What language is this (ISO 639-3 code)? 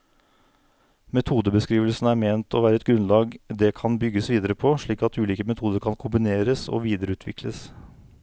nor